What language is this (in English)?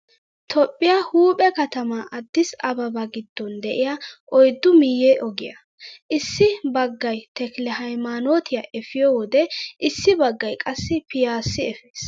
Wolaytta